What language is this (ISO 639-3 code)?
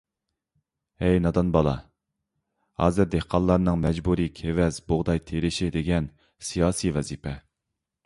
uig